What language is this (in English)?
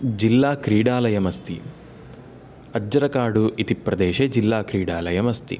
Sanskrit